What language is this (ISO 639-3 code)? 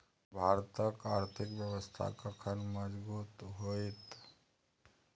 mai